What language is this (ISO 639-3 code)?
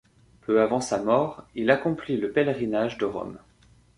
fra